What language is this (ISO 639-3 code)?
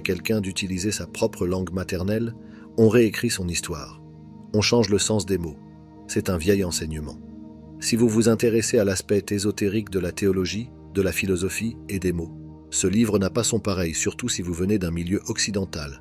fra